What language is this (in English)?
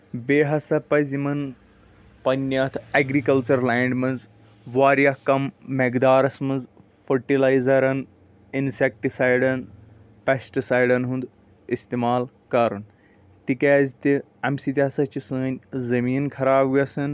Kashmiri